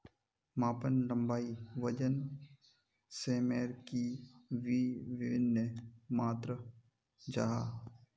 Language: Magahi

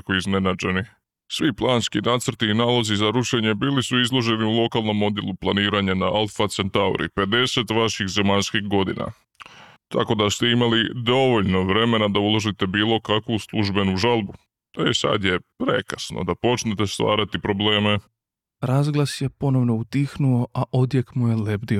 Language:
Croatian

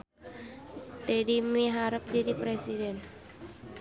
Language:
Sundanese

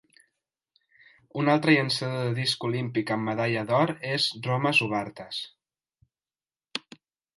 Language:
Catalan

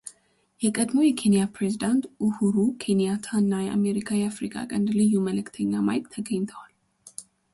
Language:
Amharic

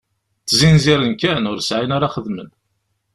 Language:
Kabyle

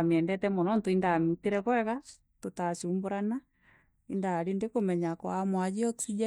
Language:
Meru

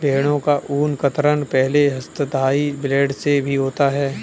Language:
Hindi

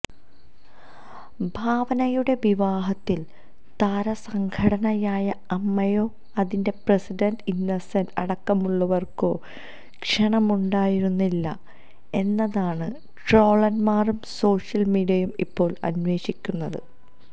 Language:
Malayalam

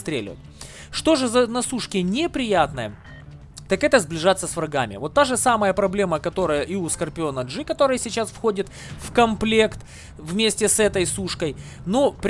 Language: Russian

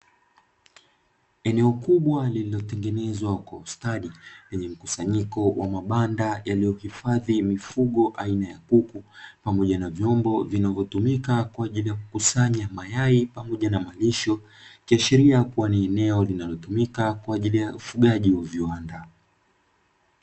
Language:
Swahili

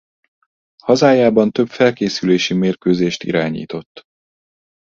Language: Hungarian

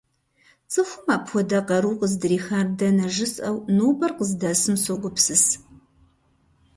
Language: Kabardian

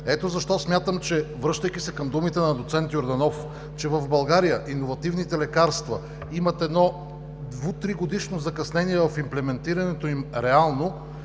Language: Bulgarian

